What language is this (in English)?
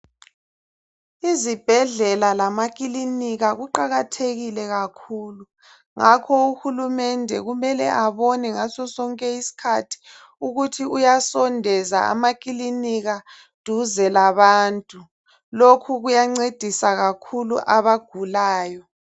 North Ndebele